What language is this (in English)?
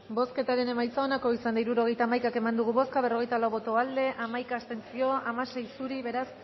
Basque